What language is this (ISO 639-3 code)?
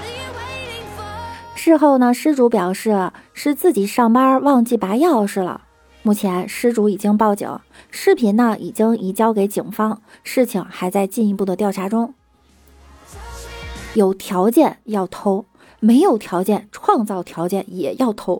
zho